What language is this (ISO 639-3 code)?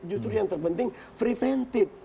ind